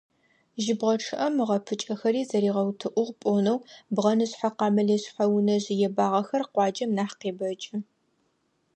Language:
Adyghe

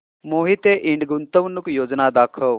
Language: Marathi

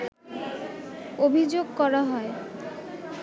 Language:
Bangla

